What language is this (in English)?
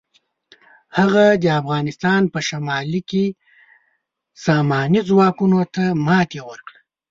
Pashto